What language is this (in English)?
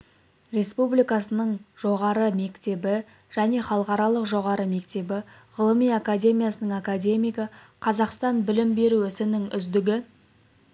Kazakh